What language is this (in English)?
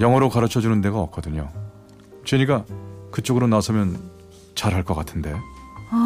Korean